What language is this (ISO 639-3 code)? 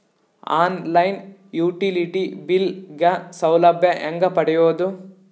kan